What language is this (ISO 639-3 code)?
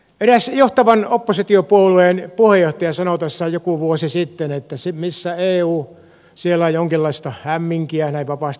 fin